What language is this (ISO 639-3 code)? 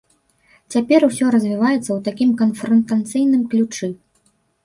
bel